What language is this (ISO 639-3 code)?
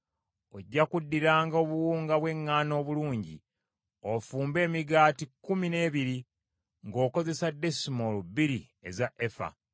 lug